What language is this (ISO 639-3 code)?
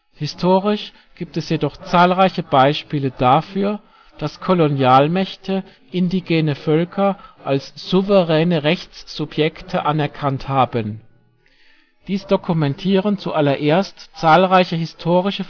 deu